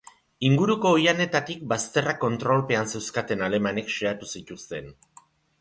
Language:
Basque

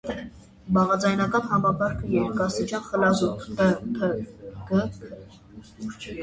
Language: Armenian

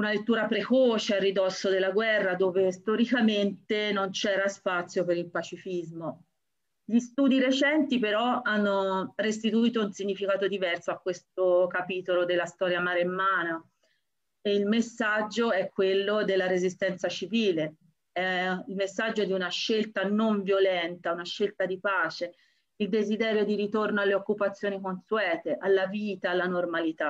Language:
Italian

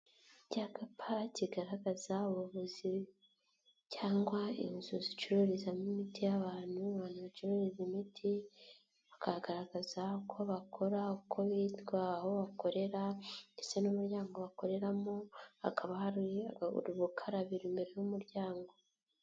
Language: Kinyarwanda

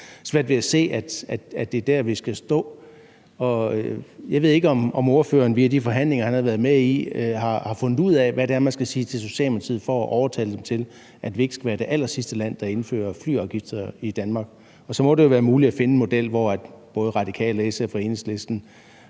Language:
Danish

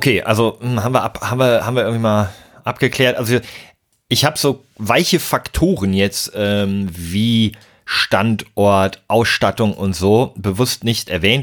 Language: German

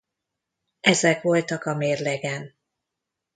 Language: Hungarian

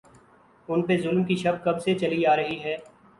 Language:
Urdu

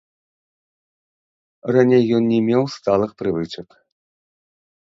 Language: Belarusian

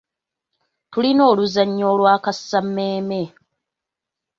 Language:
Ganda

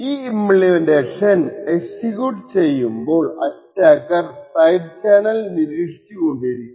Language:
Malayalam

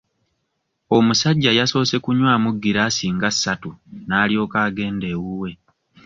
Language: Ganda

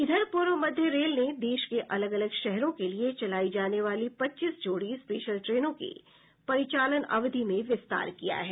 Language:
Hindi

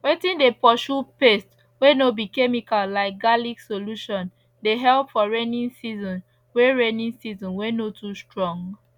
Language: Nigerian Pidgin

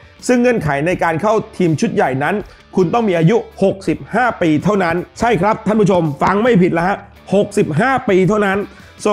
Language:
Thai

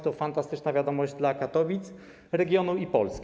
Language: Polish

